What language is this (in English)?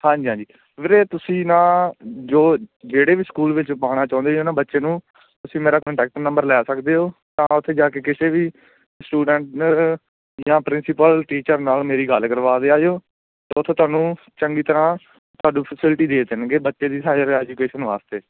Punjabi